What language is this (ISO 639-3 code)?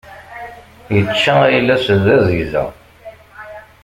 kab